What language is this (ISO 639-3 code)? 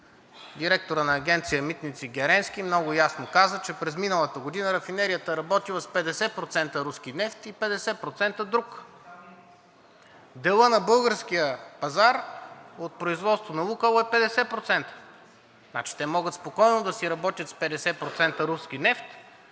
bul